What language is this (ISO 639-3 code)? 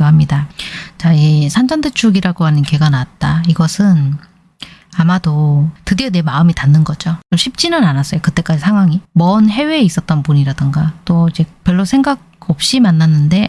kor